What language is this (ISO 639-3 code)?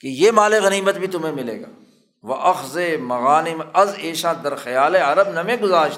urd